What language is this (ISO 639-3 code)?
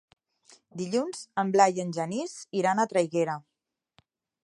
cat